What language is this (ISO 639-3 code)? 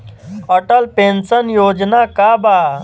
bho